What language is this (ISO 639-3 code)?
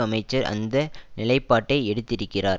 tam